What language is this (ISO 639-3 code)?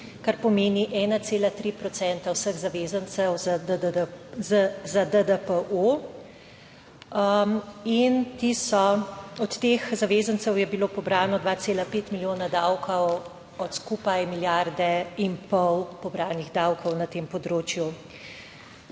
slv